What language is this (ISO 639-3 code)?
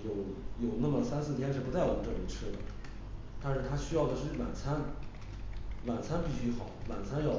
zho